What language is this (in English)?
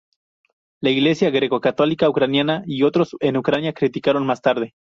Spanish